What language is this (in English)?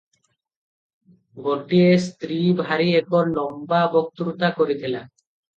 Odia